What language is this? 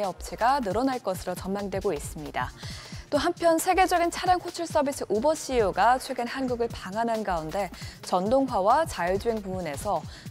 Korean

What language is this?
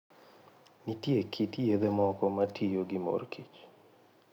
Luo (Kenya and Tanzania)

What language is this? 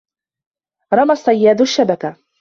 Arabic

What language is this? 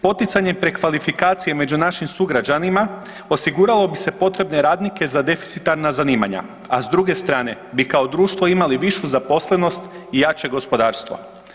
Croatian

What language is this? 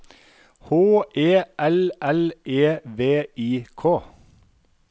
Norwegian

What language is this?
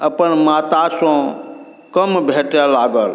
Maithili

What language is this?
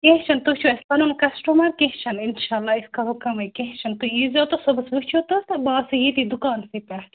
Kashmiri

